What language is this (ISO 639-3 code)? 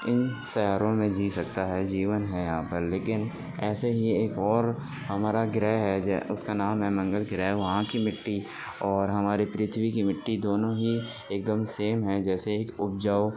urd